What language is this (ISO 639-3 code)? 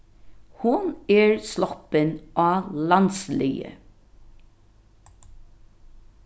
fao